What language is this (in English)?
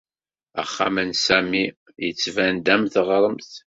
Kabyle